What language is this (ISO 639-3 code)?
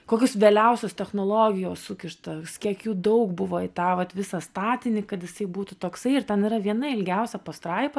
lit